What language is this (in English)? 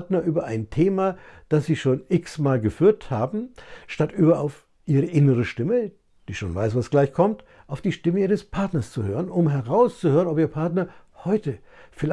German